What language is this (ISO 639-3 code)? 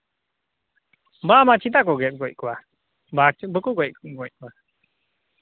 sat